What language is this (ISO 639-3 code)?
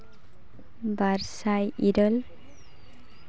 sat